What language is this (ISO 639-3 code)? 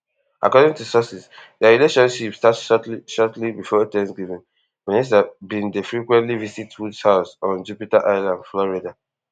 pcm